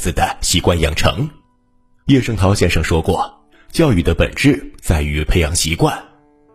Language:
Chinese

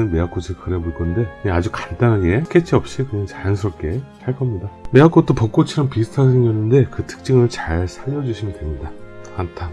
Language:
Korean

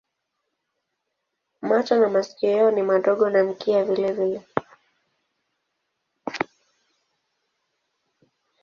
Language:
Swahili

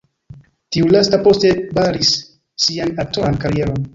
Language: Esperanto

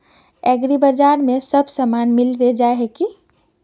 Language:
Magahi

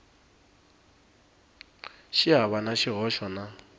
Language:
Tsonga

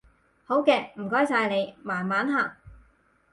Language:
Cantonese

